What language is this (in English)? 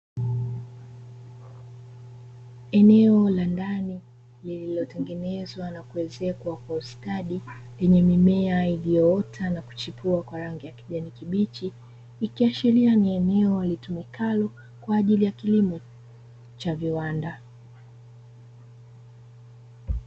Swahili